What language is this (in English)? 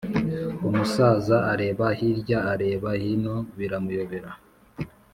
Kinyarwanda